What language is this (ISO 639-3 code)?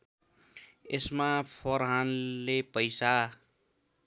nep